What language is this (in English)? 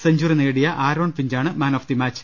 Malayalam